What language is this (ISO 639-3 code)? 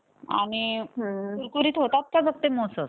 mar